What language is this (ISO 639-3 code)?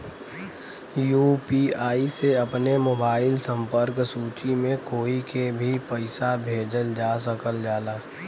bho